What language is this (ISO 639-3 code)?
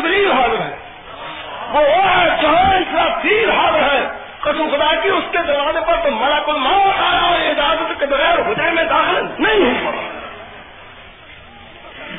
urd